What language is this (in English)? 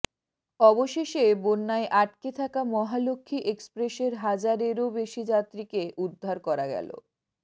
Bangla